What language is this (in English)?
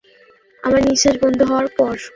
Bangla